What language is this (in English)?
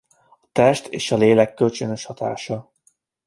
Hungarian